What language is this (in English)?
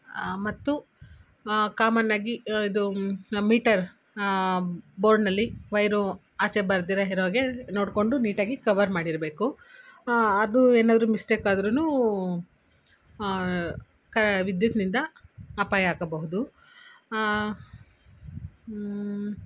Kannada